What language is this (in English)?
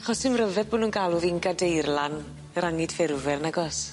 Welsh